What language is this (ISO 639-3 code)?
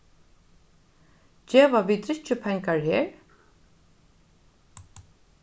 fao